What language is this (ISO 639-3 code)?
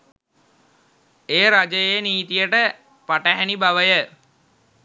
sin